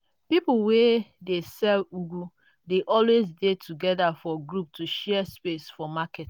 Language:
Nigerian Pidgin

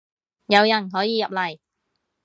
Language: Cantonese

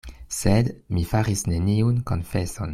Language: Esperanto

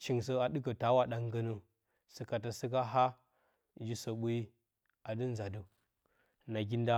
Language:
Bacama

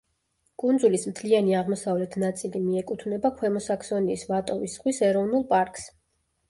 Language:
Georgian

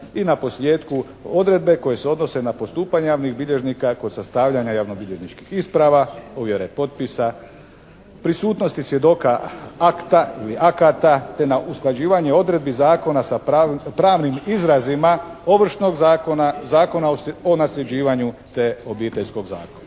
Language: Croatian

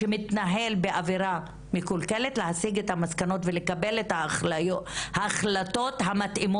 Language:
Hebrew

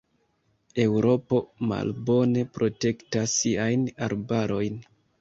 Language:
Esperanto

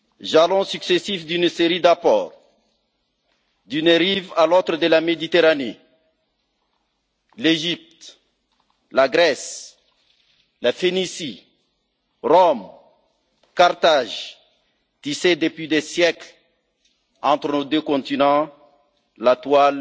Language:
French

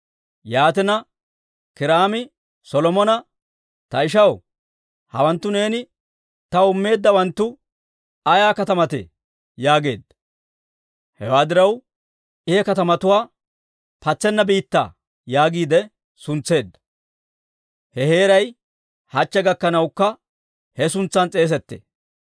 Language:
Dawro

